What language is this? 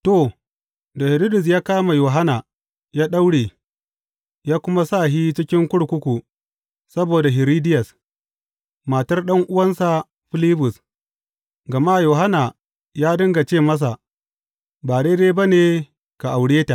Hausa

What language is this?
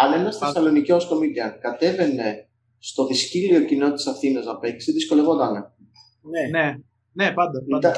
Greek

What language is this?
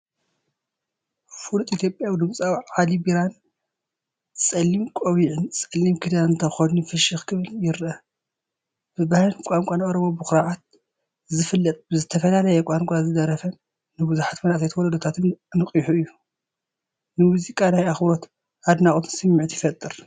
Tigrinya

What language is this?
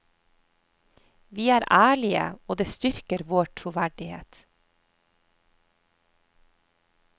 Norwegian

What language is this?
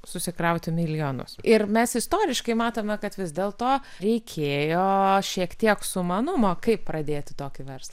Lithuanian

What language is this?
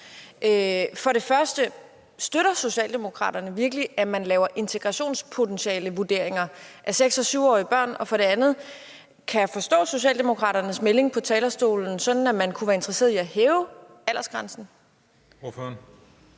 Danish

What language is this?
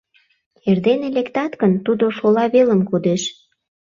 Mari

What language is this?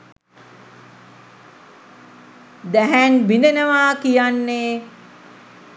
Sinhala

